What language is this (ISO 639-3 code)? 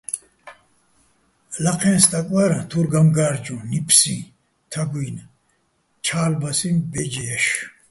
bbl